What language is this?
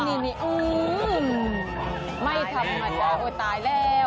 Thai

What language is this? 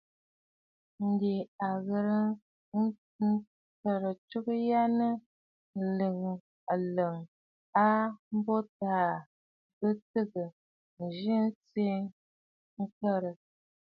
Bafut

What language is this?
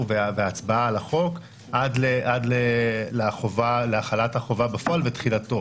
Hebrew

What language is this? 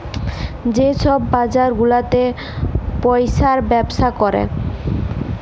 Bangla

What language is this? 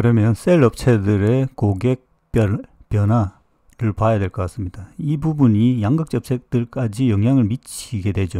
Korean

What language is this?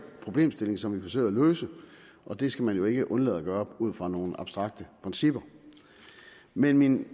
Danish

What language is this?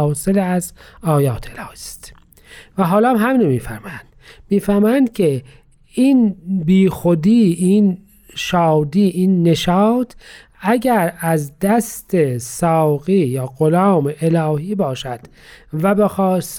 Persian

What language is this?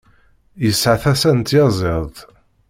Kabyle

